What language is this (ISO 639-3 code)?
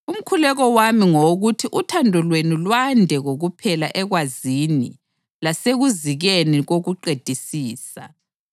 nde